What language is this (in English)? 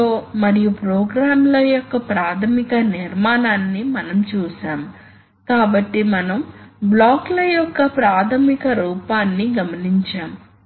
Telugu